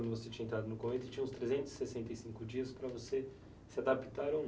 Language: Portuguese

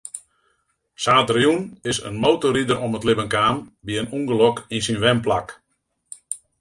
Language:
Western Frisian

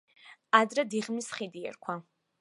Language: Georgian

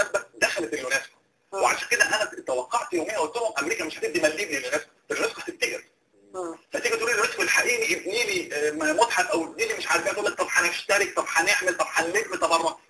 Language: Arabic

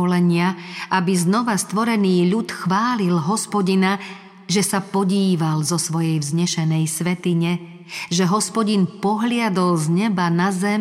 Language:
Slovak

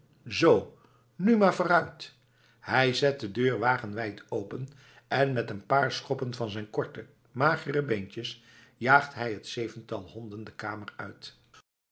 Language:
Dutch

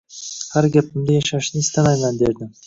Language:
Uzbek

